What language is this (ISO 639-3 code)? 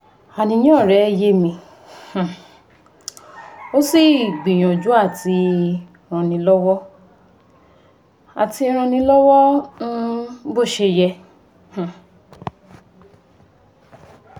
yor